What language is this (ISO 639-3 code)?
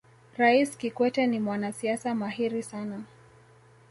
swa